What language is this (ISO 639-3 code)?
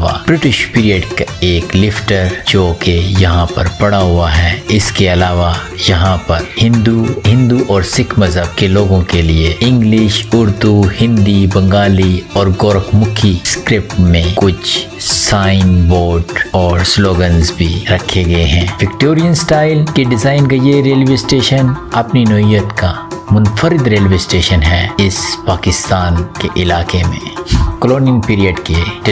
urd